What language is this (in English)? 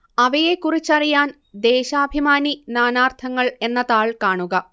Malayalam